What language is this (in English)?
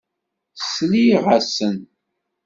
Kabyle